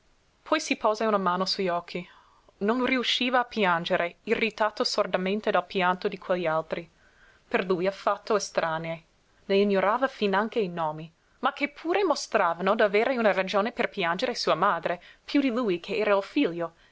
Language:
Italian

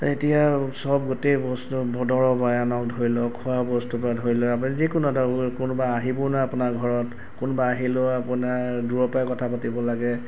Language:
Assamese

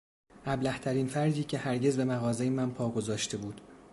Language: Persian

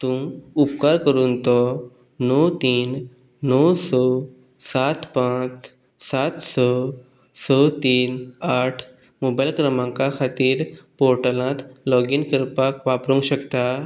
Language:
Konkani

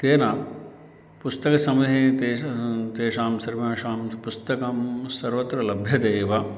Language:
Sanskrit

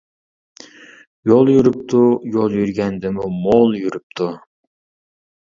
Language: Uyghur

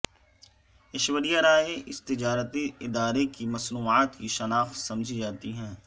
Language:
Urdu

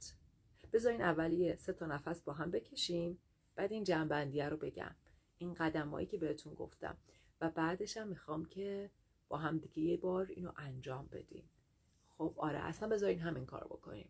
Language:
Persian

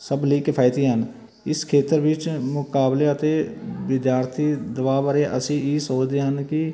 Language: Punjabi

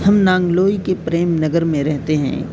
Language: Urdu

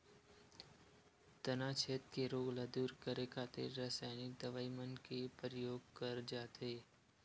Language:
Chhattisgarhi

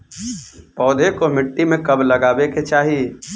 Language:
Bhojpuri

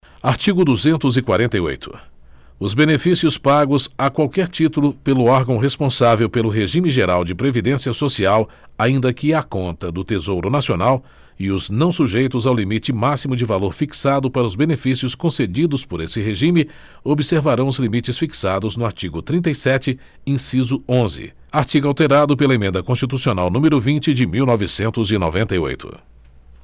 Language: Portuguese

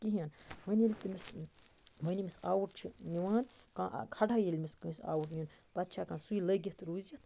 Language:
Kashmiri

